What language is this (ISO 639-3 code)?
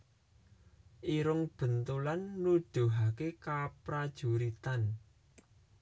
jav